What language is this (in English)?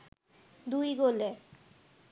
Bangla